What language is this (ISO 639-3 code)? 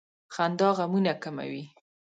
pus